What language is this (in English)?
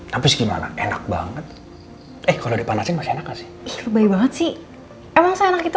Indonesian